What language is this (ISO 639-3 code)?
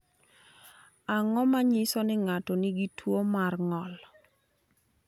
luo